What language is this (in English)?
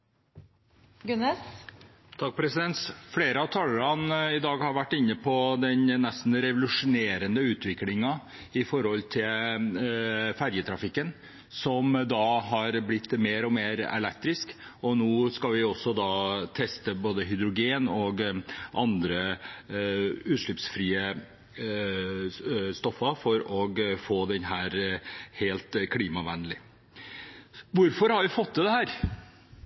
Norwegian